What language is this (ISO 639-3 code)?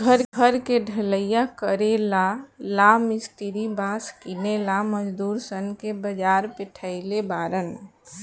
bho